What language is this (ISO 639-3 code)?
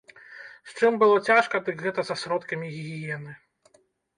bel